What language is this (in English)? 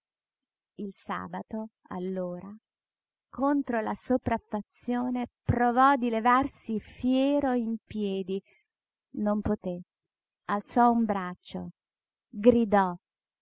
Italian